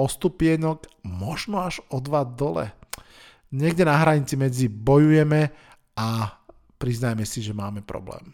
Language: Slovak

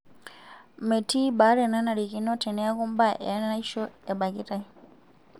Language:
Masai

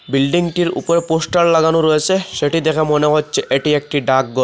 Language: Bangla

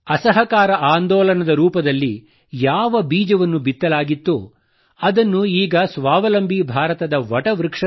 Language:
Kannada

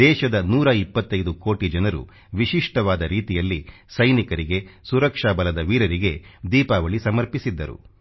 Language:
Kannada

